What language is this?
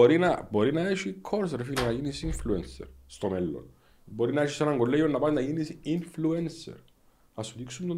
Greek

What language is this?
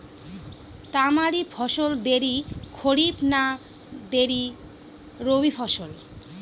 Bangla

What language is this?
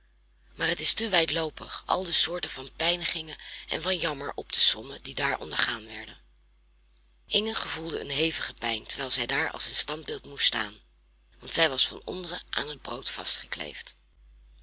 Dutch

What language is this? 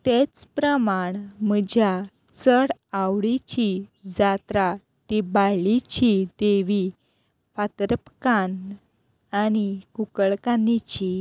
Konkani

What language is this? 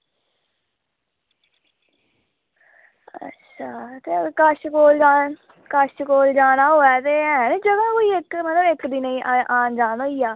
Dogri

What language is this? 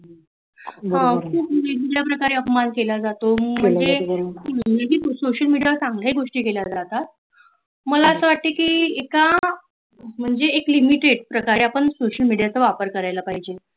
Marathi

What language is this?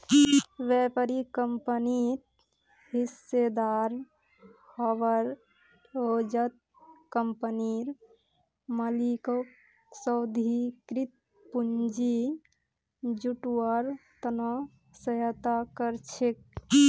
Magahi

